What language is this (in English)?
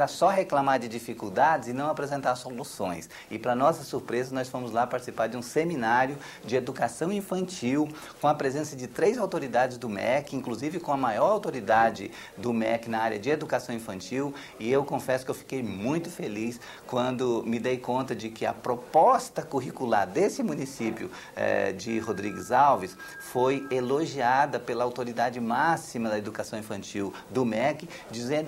Portuguese